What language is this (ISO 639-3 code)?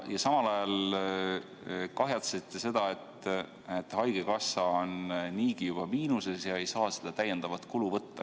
est